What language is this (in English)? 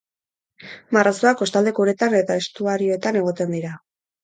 Basque